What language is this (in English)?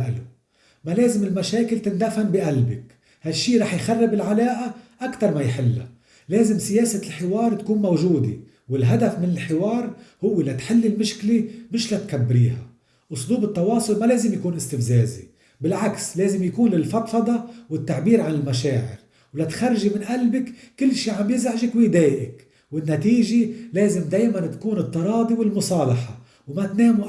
Arabic